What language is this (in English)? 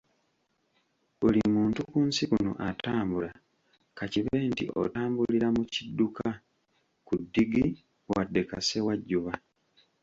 Ganda